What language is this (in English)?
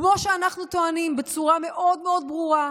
Hebrew